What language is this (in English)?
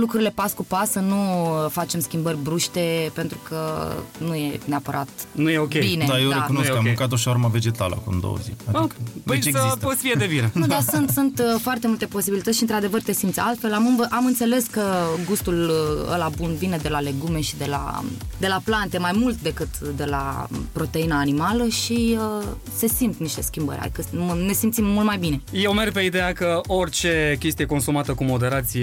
Romanian